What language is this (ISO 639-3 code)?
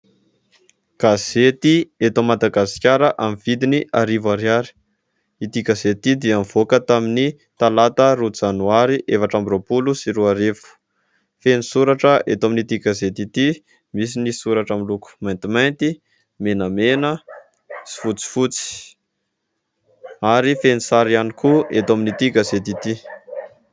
mlg